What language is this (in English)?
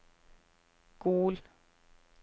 Norwegian